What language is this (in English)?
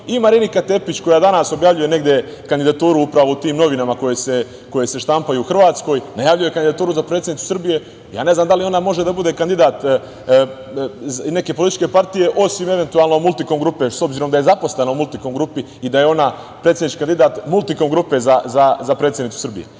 Serbian